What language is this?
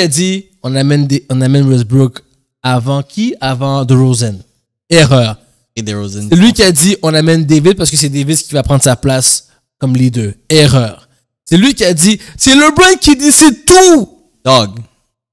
French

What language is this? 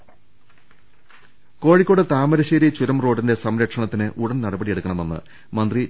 Malayalam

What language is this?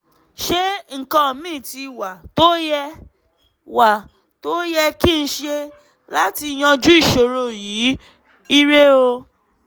Yoruba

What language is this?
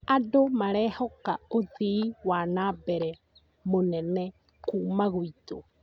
Kikuyu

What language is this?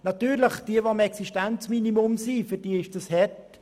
Swiss German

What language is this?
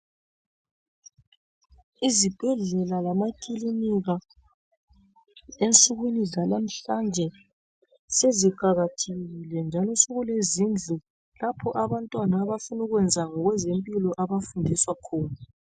North Ndebele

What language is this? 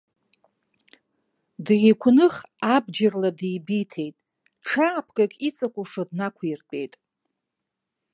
Abkhazian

